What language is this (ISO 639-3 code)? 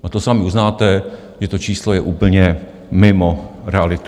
ces